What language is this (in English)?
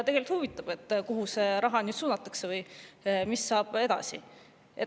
Estonian